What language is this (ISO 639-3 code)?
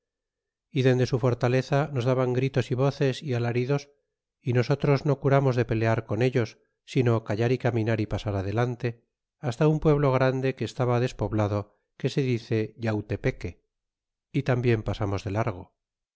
spa